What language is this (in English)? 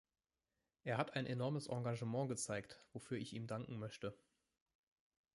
German